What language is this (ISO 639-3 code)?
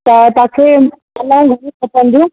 snd